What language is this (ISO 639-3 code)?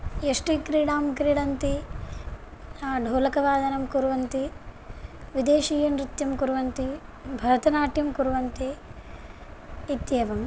san